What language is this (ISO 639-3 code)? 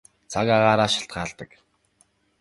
mon